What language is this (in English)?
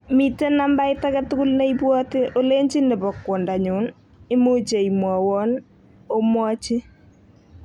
Kalenjin